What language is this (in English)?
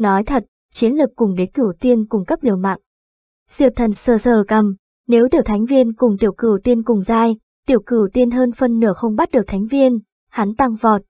Vietnamese